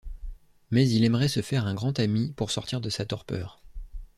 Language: French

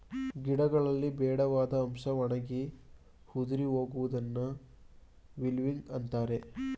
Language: Kannada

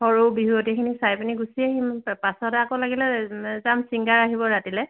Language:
Assamese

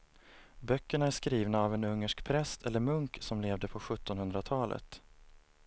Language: Swedish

